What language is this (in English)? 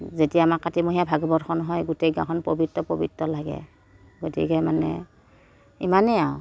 Assamese